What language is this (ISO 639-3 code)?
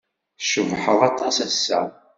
kab